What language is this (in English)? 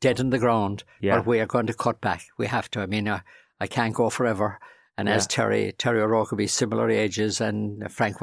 English